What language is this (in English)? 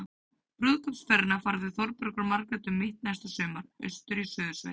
Icelandic